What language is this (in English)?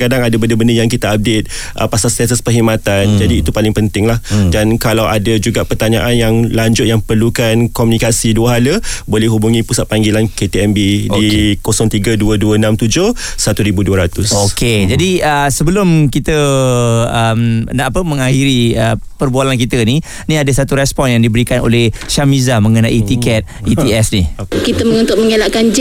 Malay